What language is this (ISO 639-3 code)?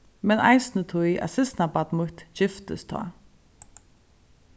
fao